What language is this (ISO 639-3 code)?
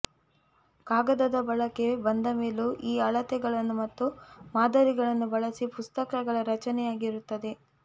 kan